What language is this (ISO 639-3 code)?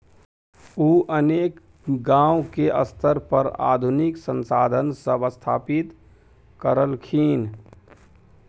mai